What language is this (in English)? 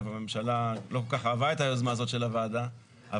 Hebrew